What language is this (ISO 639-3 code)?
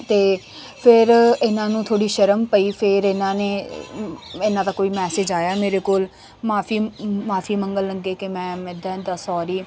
pan